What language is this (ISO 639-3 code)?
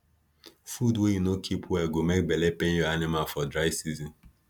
pcm